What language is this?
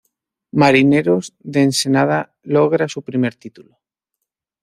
Spanish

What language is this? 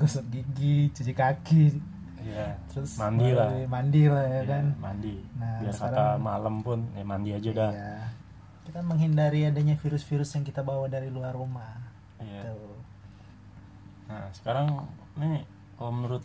Indonesian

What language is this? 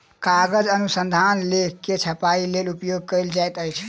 Maithili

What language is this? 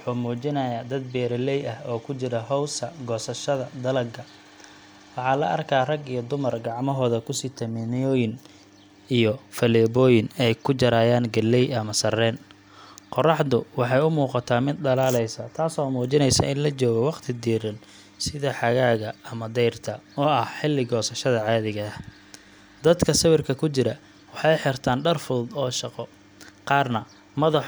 Somali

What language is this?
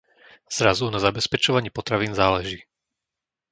Slovak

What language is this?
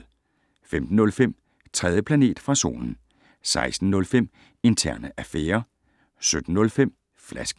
Danish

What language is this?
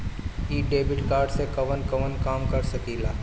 Bhojpuri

